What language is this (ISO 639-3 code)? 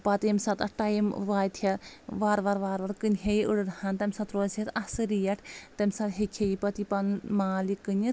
kas